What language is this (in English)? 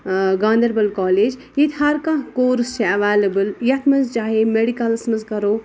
Kashmiri